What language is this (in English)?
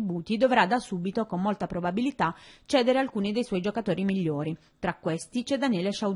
Italian